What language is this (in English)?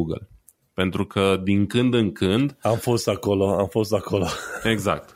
Romanian